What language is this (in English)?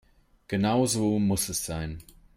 German